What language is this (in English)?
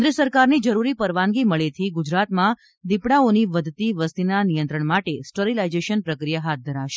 Gujarati